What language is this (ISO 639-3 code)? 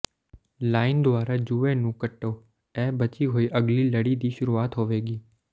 pan